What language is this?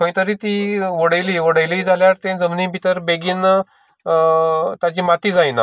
Konkani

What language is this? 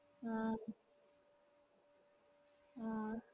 Malayalam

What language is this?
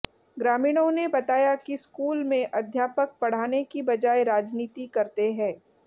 Hindi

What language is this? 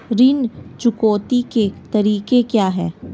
Hindi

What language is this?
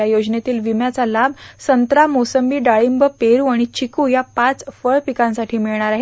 Marathi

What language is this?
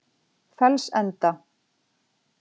Icelandic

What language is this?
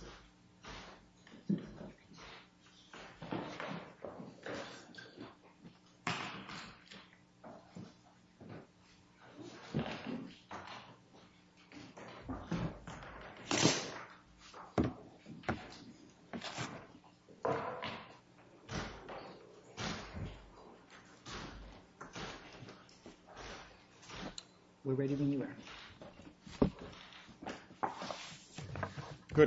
English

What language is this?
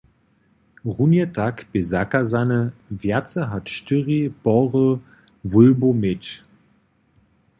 Upper Sorbian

